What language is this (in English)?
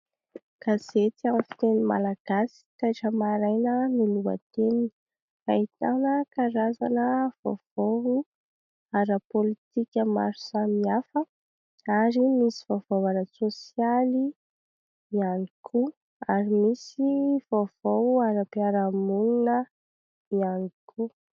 Malagasy